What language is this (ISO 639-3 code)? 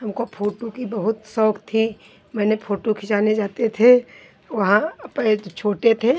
hin